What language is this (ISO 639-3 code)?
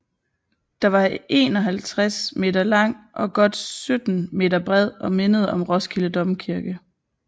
dan